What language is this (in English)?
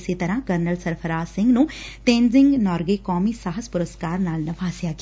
Punjabi